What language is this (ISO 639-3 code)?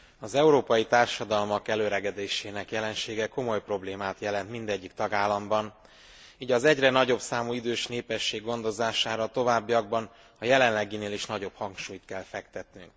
hun